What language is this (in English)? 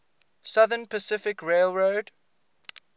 English